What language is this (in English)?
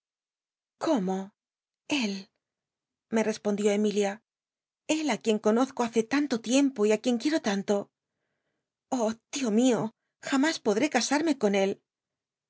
Spanish